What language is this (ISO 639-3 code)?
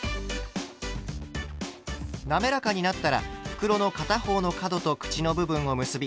jpn